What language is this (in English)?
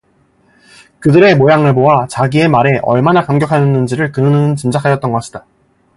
Korean